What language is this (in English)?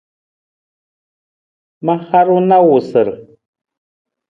Nawdm